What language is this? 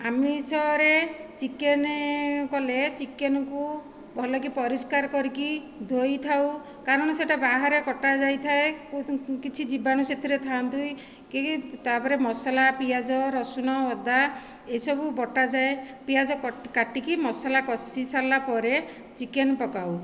Odia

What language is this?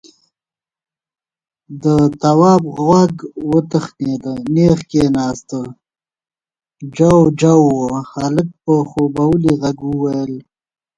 Pashto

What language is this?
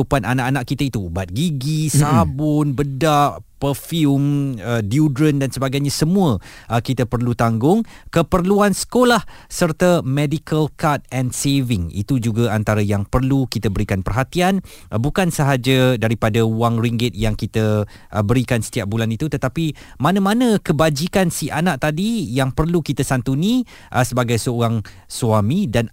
Malay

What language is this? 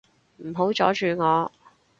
Cantonese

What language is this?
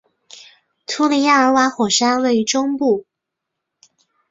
Chinese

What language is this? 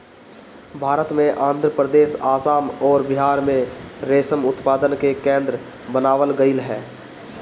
Bhojpuri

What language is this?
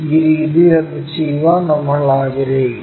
Malayalam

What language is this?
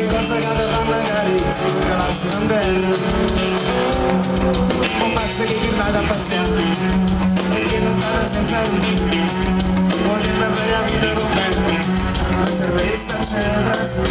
Romanian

